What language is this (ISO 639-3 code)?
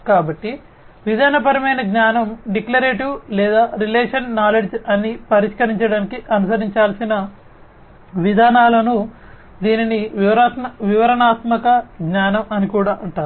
tel